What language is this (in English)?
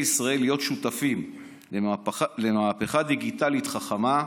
Hebrew